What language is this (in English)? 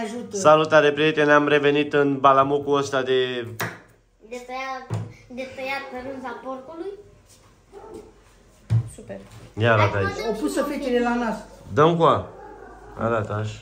Romanian